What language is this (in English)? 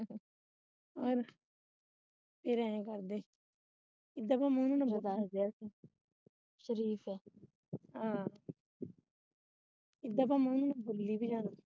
Punjabi